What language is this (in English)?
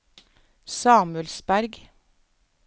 Norwegian